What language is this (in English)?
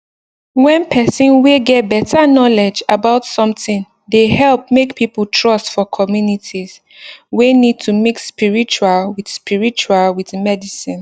Nigerian Pidgin